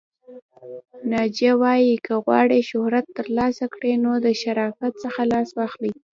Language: Pashto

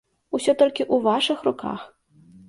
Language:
Belarusian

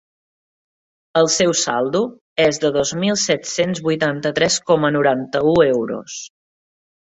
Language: Catalan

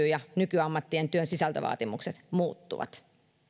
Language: Finnish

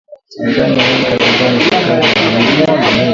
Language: Swahili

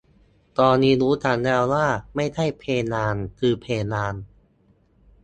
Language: Thai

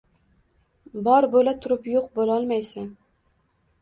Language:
Uzbek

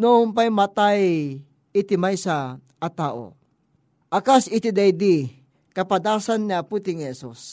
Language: Filipino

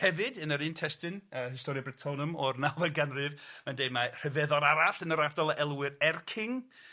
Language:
Welsh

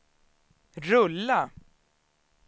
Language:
Swedish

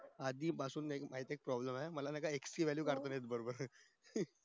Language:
Marathi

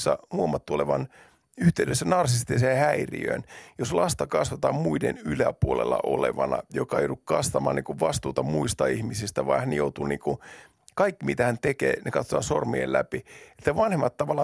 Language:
Finnish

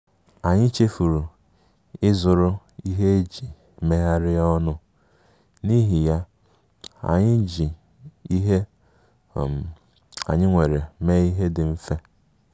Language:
Igbo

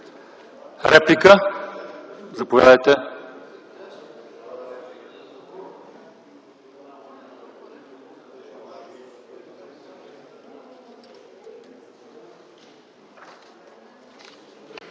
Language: Bulgarian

